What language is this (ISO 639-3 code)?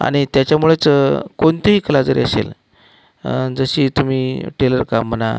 mar